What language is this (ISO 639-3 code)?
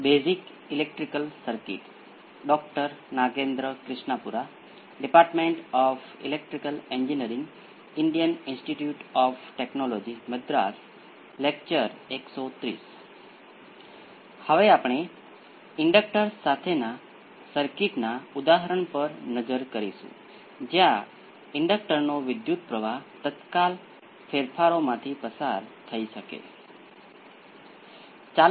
guj